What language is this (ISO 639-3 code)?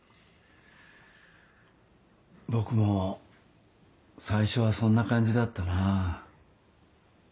jpn